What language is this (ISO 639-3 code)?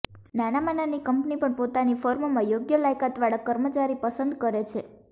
guj